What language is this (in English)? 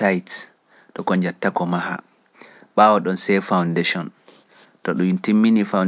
Pular